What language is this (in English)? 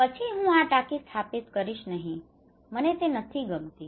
Gujarati